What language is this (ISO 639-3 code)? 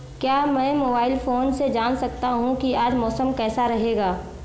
hin